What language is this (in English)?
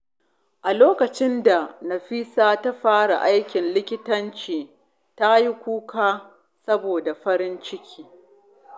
Hausa